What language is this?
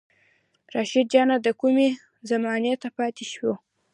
Pashto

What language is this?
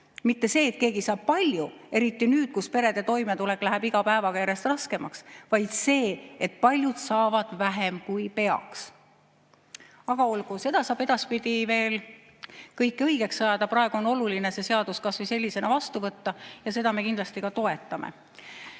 Estonian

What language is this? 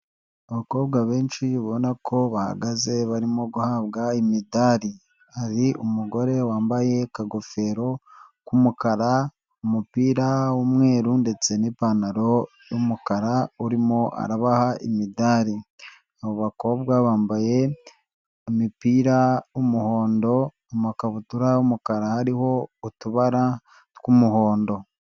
Kinyarwanda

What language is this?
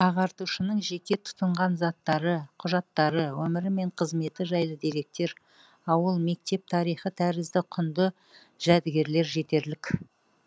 Kazakh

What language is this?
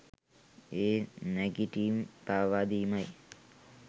Sinhala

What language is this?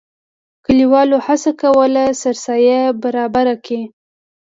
Pashto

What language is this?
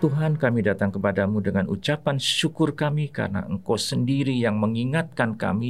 Indonesian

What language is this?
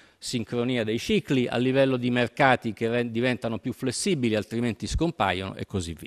Italian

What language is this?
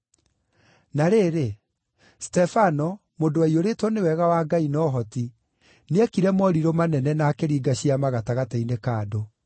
Kikuyu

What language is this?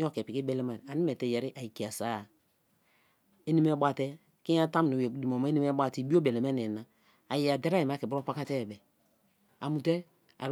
Kalabari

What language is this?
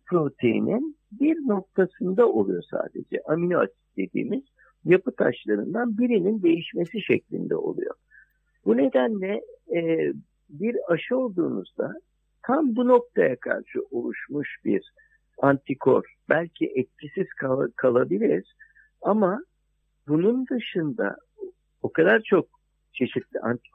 Turkish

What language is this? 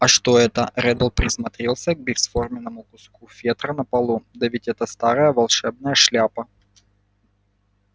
Russian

